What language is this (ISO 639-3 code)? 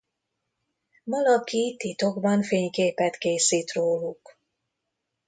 hun